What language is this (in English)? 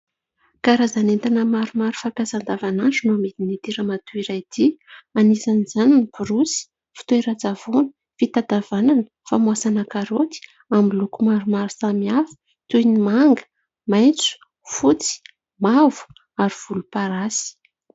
Malagasy